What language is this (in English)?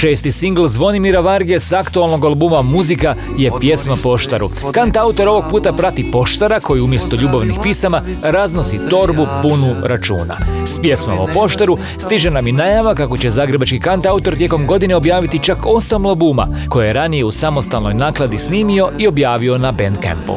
Croatian